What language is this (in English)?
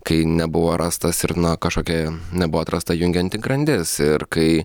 Lithuanian